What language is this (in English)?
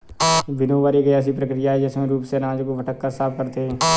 Hindi